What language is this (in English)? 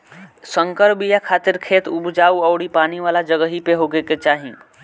Bhojpuri